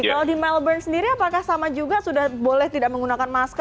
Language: Indonesian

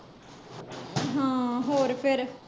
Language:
Punjabi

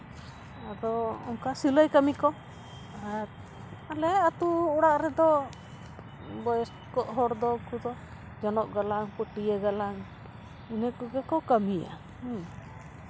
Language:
Santali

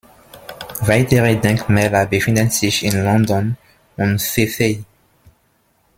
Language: German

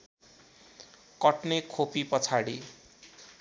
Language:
Nepali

